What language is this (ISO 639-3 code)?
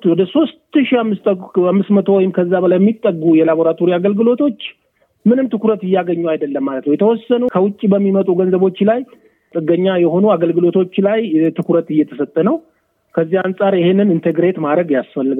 amh